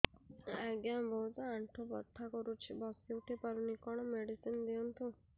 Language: Odia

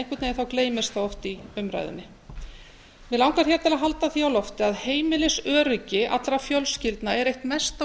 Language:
Icelandic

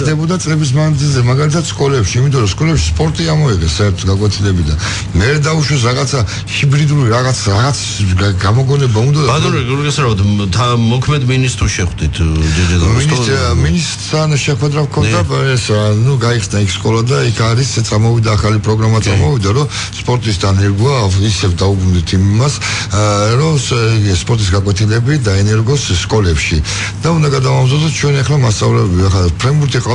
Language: Romanian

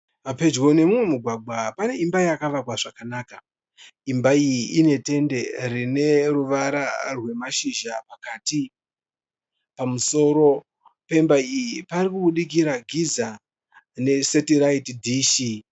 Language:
Shona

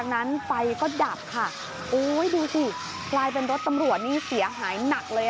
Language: Thai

